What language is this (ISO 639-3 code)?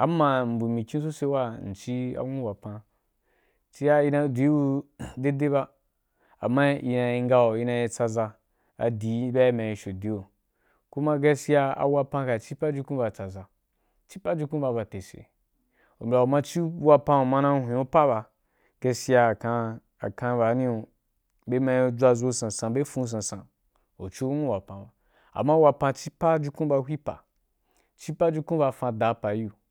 juk